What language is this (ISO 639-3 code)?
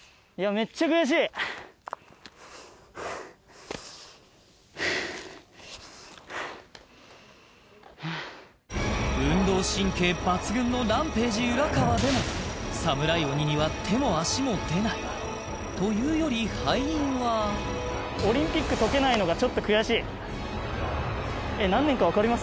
jpn